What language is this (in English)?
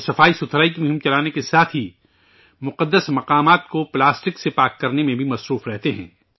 Urdu